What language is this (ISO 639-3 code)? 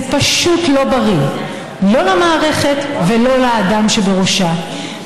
heb